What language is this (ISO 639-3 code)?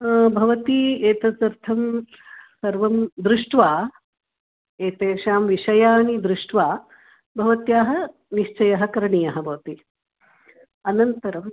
san